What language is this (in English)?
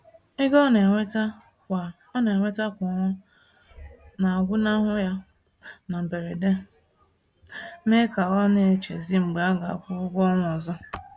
Igbo